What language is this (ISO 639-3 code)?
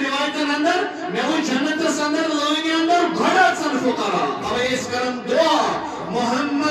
ara